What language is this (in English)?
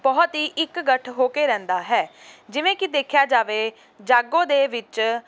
Punjabi